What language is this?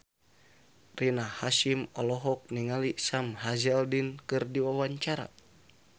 Sundanese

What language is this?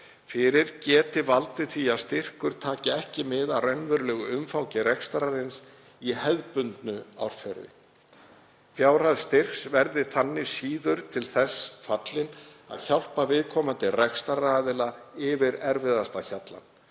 Icelandic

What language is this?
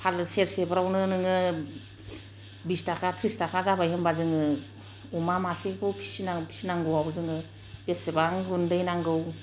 Bodo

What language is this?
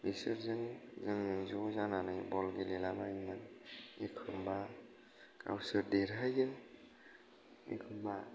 Bodo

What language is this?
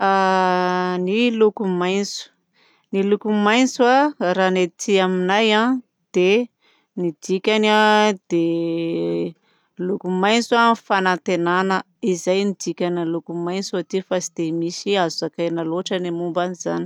Southern Betsimisaraka Malagasy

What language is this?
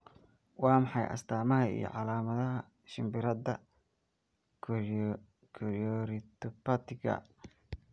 Somali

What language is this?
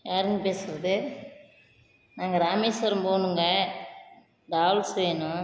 Tamil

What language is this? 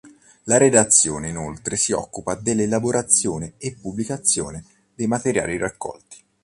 Italian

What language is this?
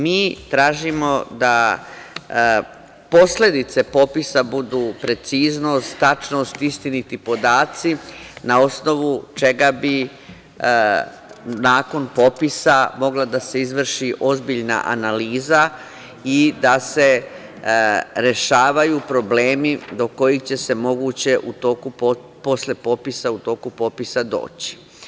Serbian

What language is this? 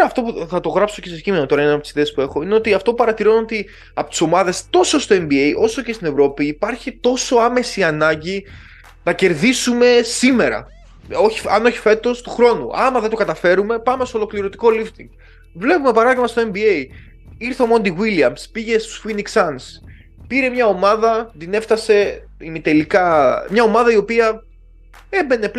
Greek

